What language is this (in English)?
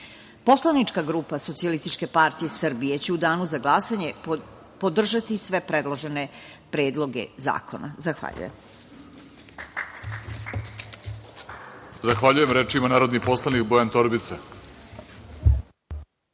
Serbian